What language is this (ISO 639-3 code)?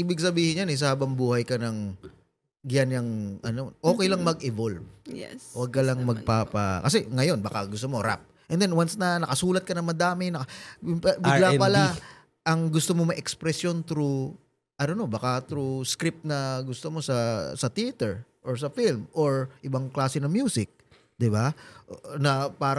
fil